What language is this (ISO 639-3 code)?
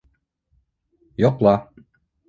bak